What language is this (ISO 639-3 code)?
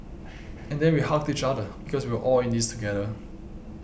eng